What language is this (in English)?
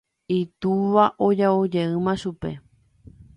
Guarani